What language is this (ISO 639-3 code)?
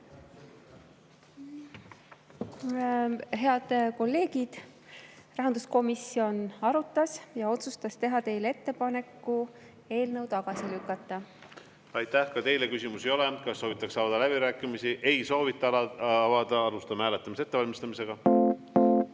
est